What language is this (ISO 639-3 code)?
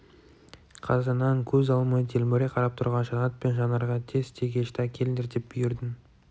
kaz